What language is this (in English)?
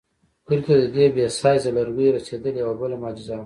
Pashto